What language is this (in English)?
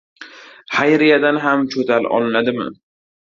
Uzbek